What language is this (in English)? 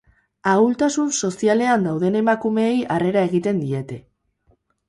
Basque